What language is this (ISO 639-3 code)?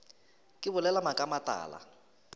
nso